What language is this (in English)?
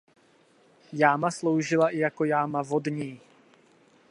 Czech